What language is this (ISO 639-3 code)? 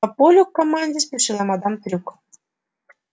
rus